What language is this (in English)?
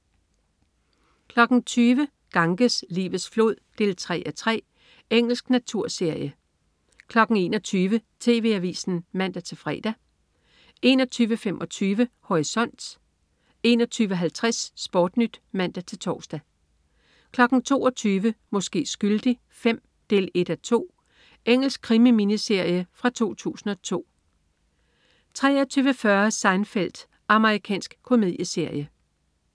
Danish